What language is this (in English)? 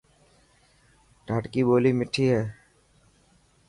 Dhatki